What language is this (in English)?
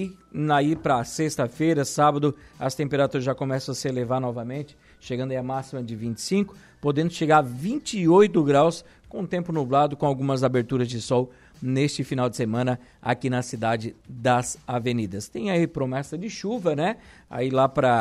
Portuguese